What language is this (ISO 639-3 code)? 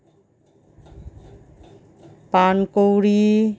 ben